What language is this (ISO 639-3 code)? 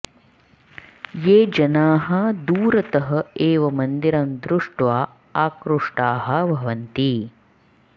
san